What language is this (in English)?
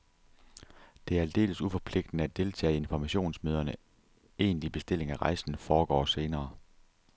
Danish